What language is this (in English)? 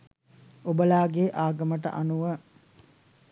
Sinhala